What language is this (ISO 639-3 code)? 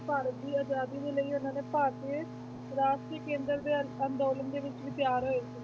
pan